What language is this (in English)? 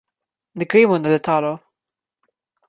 Slovenian